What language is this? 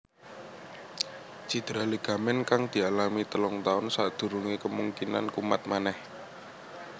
Javanese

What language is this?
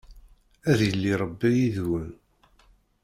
Kabyle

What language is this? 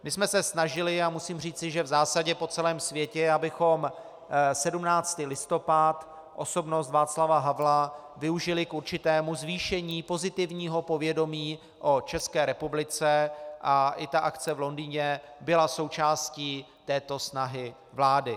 Czech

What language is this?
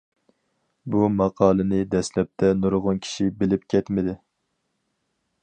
Uyghur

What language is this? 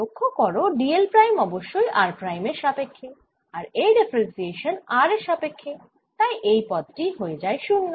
Bangla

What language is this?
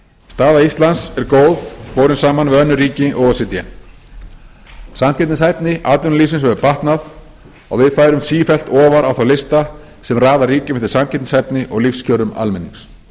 Icelandic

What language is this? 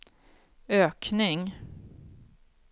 Swedish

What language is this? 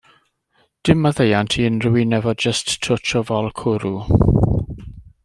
Welsh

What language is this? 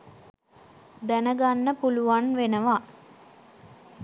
Sinhala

